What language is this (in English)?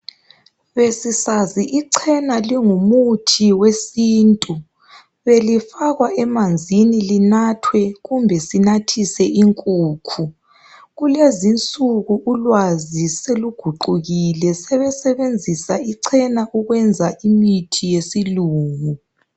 North Ndebele